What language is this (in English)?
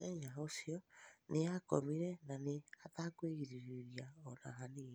Kikuyu